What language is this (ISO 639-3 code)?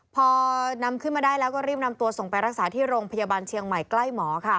tha